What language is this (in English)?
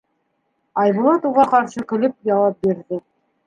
Bashkir